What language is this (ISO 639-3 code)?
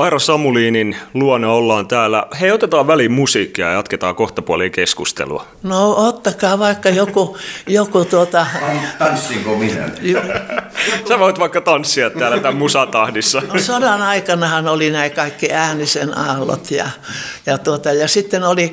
fin